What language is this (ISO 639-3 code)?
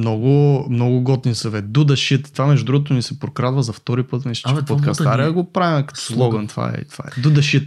bul